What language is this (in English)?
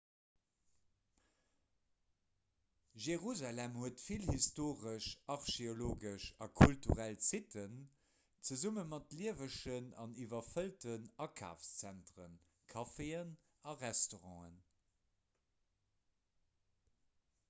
Luxembourgish